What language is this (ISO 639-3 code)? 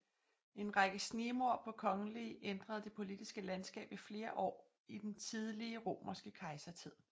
dan